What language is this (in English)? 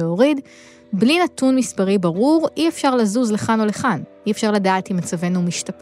Hebrew